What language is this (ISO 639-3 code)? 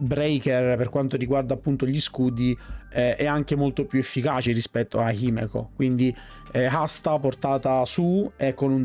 ita